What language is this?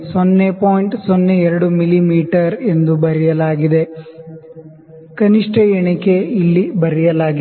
Kannada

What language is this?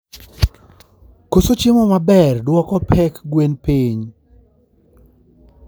Luo (Kenya and Tanzania)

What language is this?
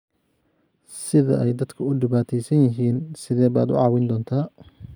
Somali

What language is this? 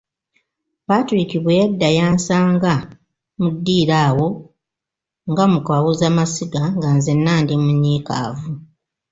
Ganda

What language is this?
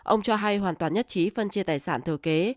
Vietnamese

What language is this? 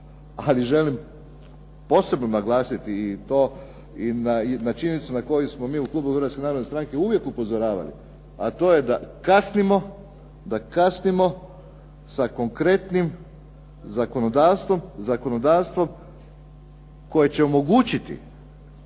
Croatian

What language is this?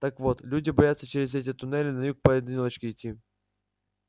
Russian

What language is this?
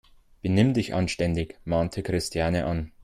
German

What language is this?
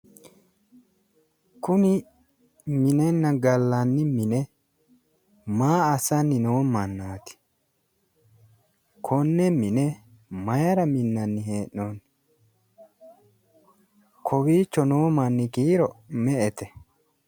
Sidamo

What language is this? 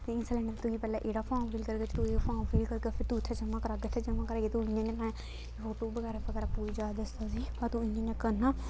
Dogri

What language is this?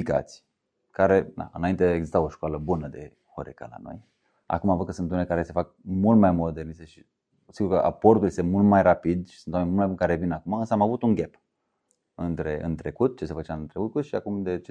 Romanian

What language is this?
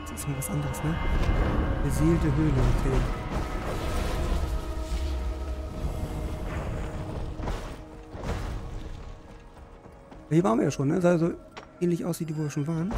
German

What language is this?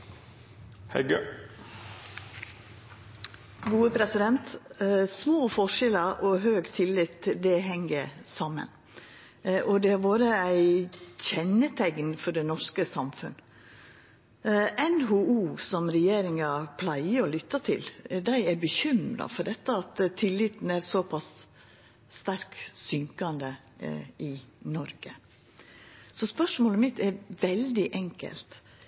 Norwegian Nynorsk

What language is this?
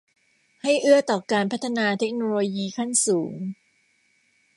Thai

